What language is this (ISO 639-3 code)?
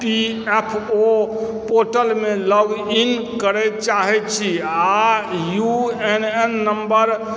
mai